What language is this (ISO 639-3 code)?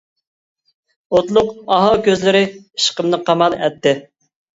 uig